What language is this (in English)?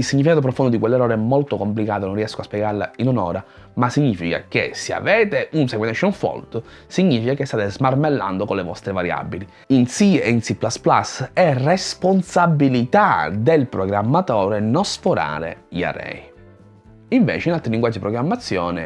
Italian